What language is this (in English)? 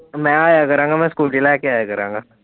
Punjabi